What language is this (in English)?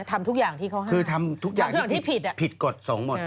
Thai